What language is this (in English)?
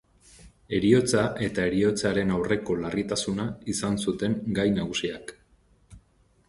Basque